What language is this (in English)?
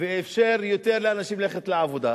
Hebrew